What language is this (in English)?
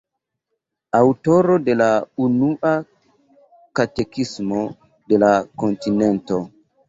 Esperanto